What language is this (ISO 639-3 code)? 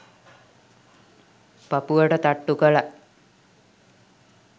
sin